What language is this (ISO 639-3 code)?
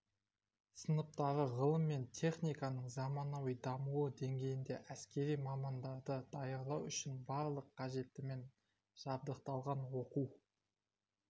kaz